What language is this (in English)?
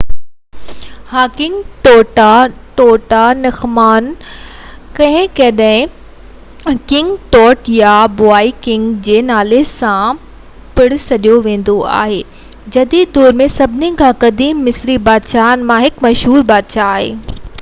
Sindhi